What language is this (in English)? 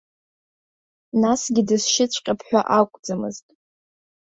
Abkhazian